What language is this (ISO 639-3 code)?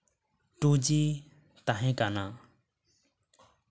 sat